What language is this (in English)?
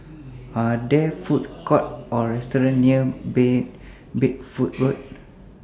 English